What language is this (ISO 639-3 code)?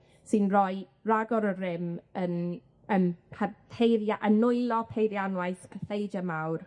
cym